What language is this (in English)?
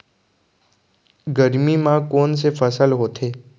Chhattisgarhi